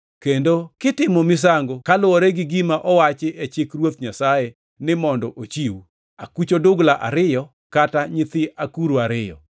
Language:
Luo (Kenya and Tanzania)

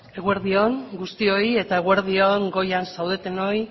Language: Basque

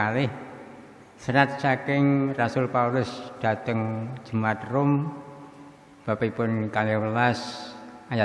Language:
Javanese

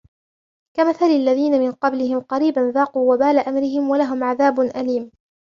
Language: Arabic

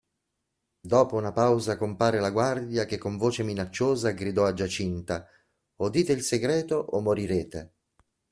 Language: Italian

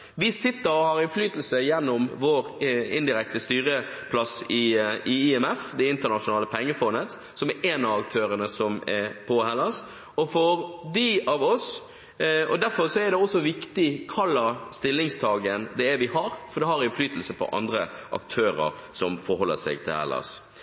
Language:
Norwegian Bokmål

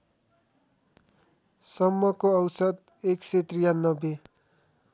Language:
Nepali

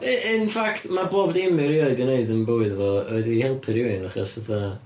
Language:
Welsh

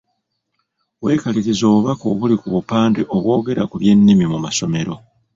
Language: Ganda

